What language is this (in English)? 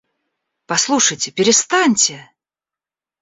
Russian